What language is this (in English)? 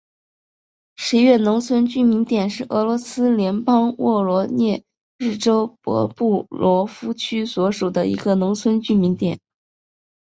Chinese